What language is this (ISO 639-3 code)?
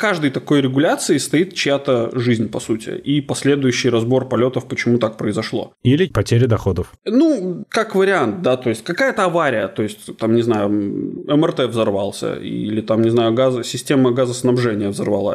rus